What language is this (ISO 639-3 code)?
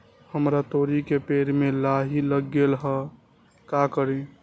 mag